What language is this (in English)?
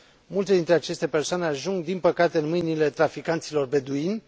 Romanian